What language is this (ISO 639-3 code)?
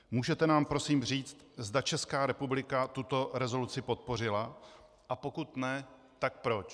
ces